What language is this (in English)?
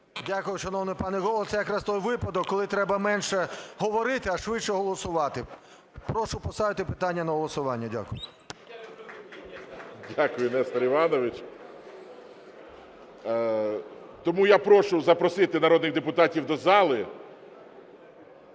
Ukrainian